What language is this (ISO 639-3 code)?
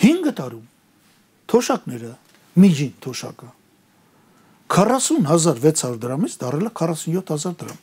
ron